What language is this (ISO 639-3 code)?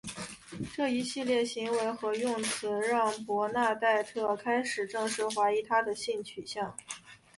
zho